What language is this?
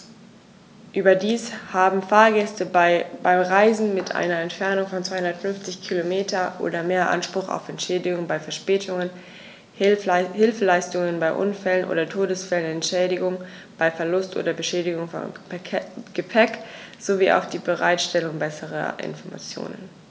German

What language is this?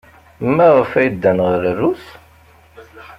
Kabyle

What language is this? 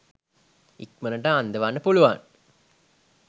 Sinhala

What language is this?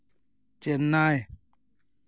Santali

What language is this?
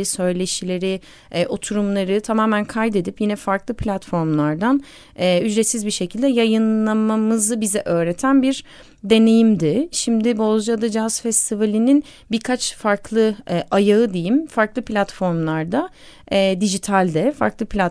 Turkish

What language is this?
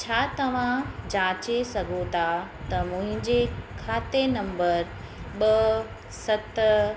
Sindhi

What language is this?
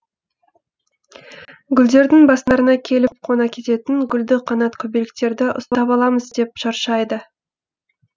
Kazakh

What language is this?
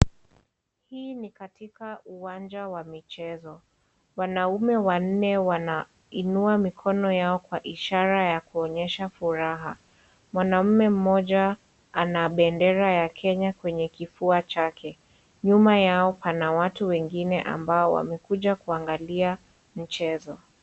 Swahili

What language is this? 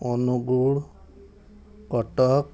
Odia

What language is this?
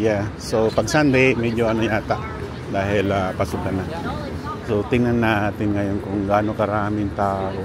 Filipino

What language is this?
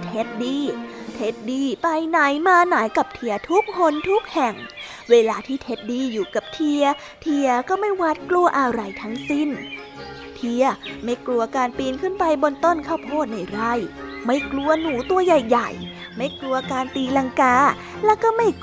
Thai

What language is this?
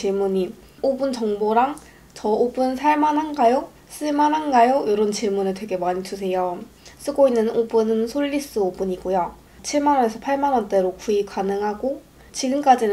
Korean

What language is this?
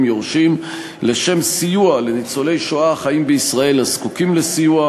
Hebrew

